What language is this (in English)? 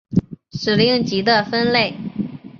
Chinese